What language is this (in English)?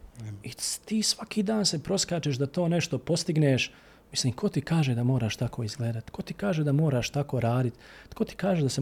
Croatian